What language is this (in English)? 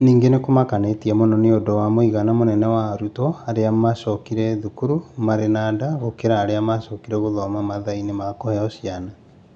Kikuyu